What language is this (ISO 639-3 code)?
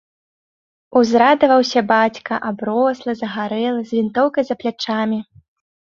bel